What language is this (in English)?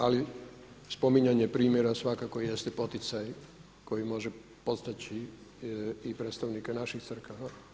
Croatian